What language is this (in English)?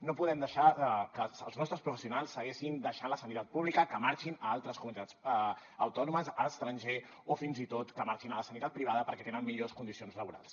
Catalan